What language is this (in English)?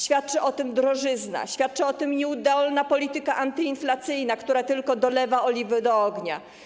Polish